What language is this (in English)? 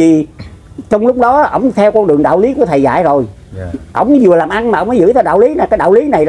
Vietnamese